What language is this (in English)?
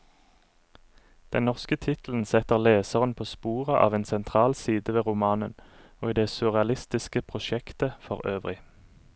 Norwegian